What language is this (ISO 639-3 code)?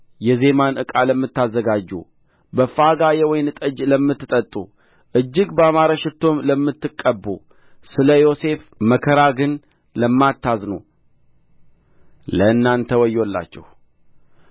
amh